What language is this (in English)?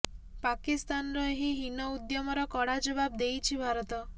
Odia